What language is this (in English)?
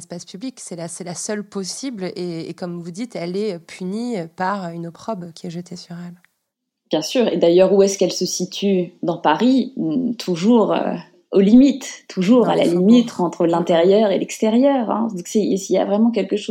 French